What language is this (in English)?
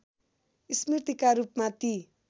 Nepali